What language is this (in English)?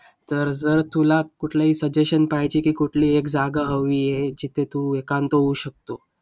Marathi